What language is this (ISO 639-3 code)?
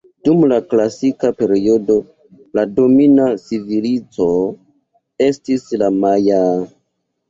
epo